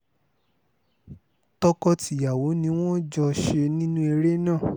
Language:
Yoruba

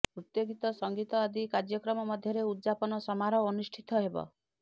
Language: Odia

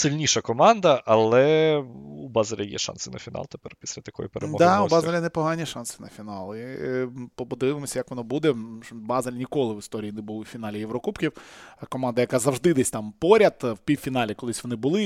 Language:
Ukrainian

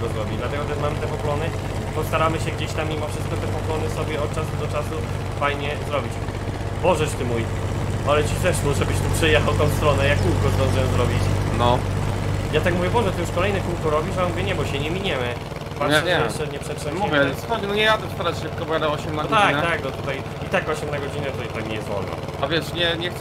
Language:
Polish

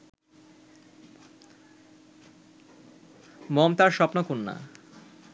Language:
Bangla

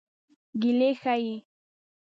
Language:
Pashto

